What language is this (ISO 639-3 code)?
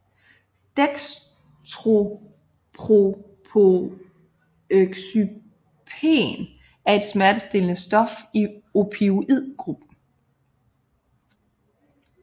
dan